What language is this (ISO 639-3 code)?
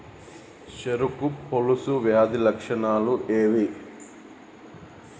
tel